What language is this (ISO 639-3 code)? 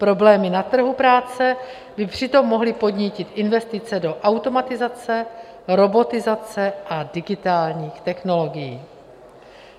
ces